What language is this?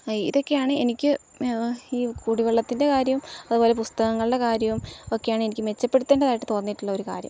Malayalam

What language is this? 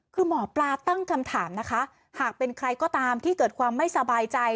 Thai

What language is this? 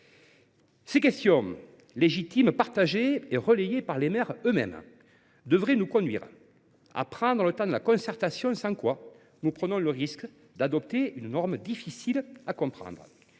French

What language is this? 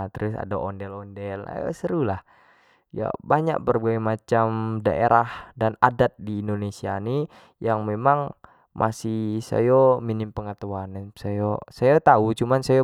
Jambi Malay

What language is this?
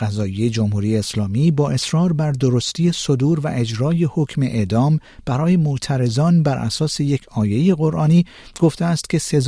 Persian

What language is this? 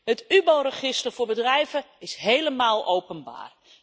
Dutch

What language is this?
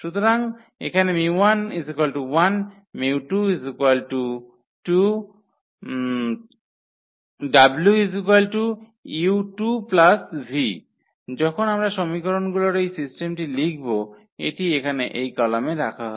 Bangla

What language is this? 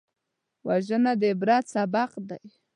Pashto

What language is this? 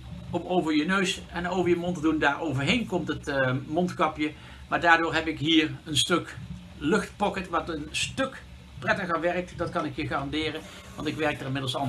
Dutch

